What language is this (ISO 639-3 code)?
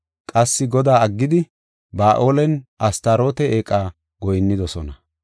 gof